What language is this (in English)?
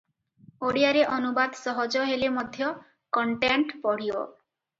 Odia